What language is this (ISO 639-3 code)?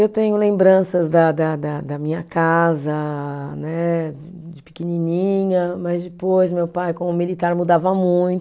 por